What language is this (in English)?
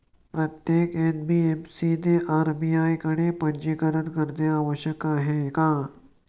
Marathi